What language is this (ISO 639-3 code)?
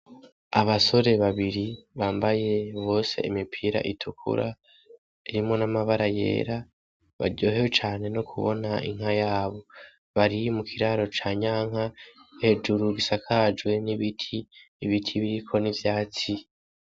run